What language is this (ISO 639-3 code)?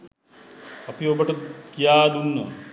sin